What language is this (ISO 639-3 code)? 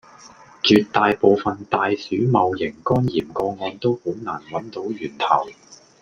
yue